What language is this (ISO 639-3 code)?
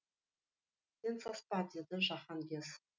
kaz